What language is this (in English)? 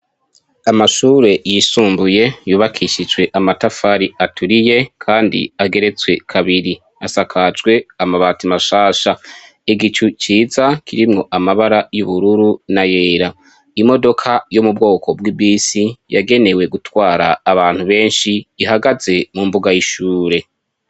Rundi